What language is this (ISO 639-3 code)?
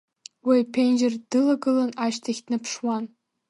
abk